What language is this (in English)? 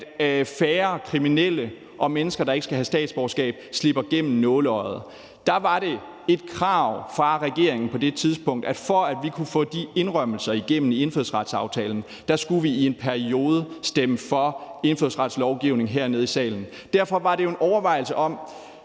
Danish